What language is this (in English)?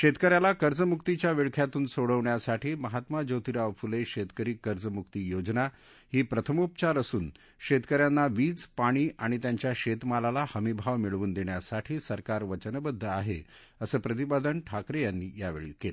Marathi